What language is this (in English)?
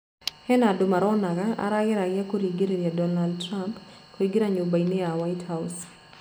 Kikuyu